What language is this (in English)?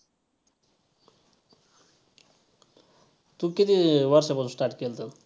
Marathi